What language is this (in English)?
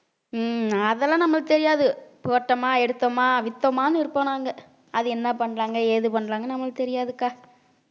Tamil